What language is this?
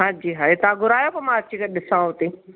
Sindhi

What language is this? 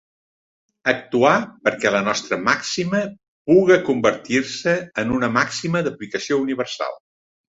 Catalan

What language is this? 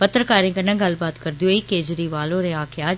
Dogri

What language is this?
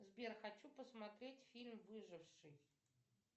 Russian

